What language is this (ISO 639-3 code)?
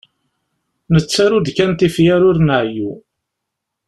kab